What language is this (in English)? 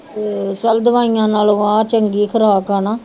Punjabi